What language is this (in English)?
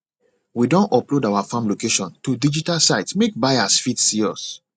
Nigerian Pidgin